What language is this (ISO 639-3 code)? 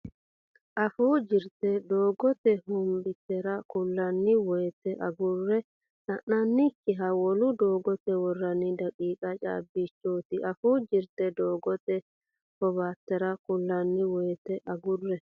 sid